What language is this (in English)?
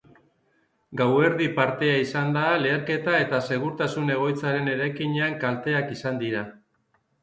Basque